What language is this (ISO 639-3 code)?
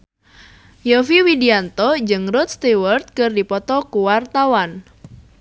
sun